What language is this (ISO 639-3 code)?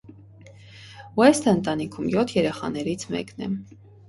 hye